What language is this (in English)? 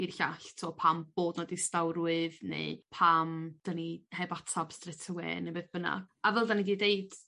Welsh